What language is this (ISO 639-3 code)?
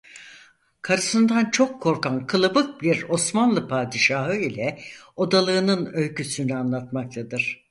tur